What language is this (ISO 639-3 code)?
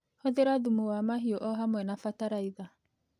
kik